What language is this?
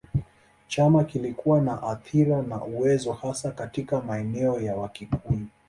Swahili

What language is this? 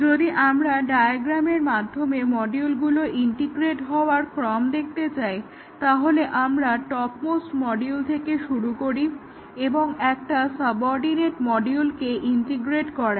Bangla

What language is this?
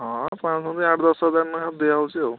Odia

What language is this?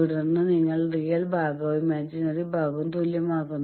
Malayalam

